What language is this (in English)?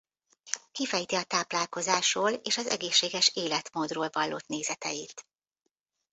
Hungarian